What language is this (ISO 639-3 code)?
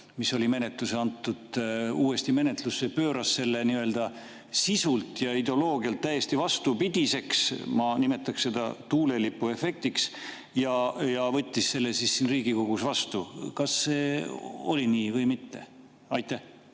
est